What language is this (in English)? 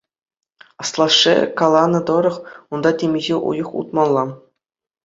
Chuvash